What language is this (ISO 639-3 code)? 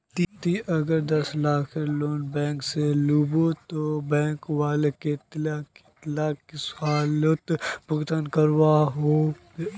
mag